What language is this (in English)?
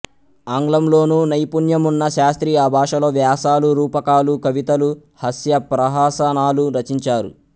Telugu